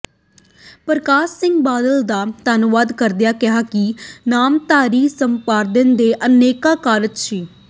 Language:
Punjabi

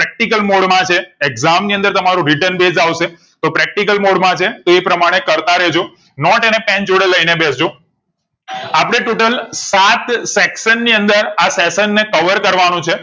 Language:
Gujarati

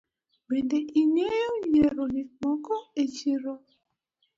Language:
Luo (Kenya and Tanzania)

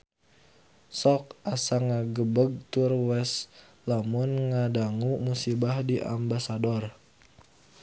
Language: Sundanese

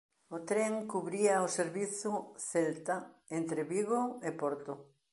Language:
Galician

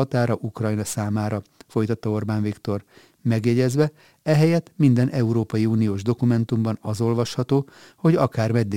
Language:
Hungarian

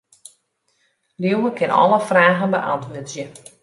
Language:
Western Frisian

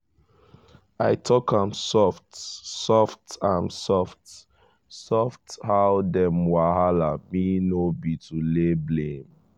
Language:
Nigerian Pidgin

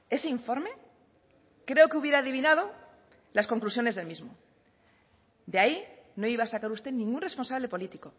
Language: Spanish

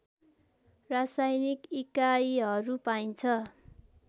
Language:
Nepali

